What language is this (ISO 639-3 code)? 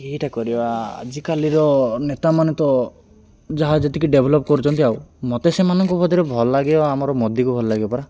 ori